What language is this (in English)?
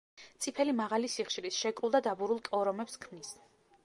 Georgian